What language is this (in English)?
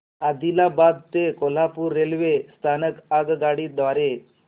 Marathi